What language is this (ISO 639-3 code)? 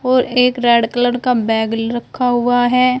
hin